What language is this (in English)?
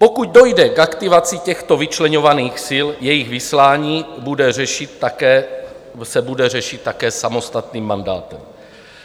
Czech